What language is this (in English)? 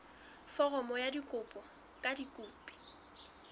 Southern Sotho